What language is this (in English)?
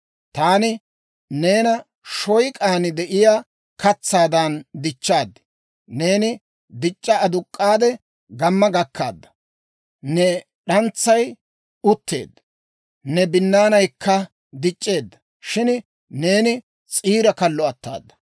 Dawro